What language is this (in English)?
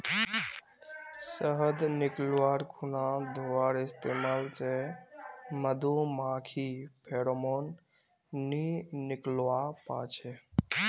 Magahi